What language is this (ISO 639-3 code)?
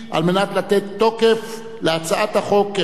heb